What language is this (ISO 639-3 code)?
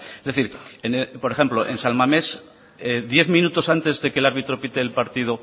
spa